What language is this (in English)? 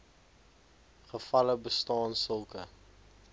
Afrikaans